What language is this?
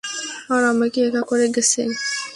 Bangla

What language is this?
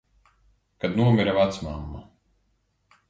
Latvian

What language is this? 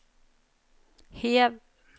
Norwegian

